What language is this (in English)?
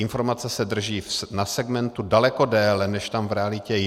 Czech